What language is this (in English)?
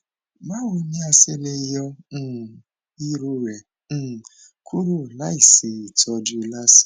Yoruba